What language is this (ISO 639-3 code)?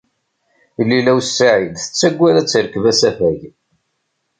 kab